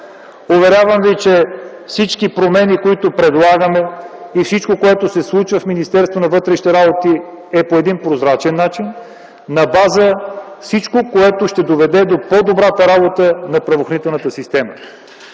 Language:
Bulgarian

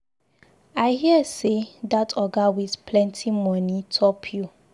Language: Nigerian Pidgin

